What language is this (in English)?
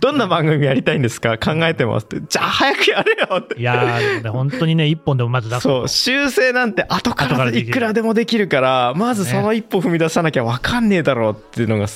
Japanese